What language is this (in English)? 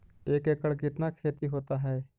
Magahi